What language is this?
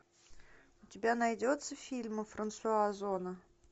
Russian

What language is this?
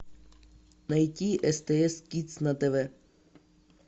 Russian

